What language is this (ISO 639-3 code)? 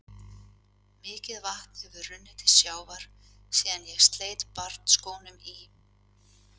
isl